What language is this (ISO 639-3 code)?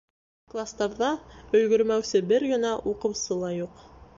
bak